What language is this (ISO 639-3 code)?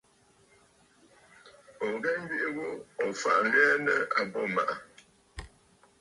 bfd